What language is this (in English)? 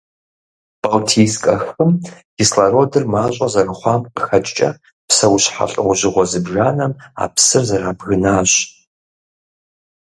Kabardian